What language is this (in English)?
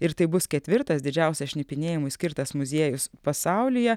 Lithuanian